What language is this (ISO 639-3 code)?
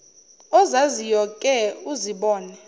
zul